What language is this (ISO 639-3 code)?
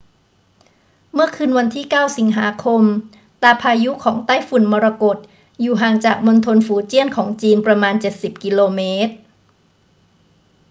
tha